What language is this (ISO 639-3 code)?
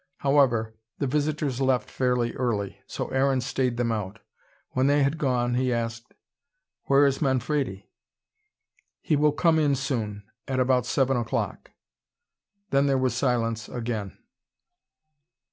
eng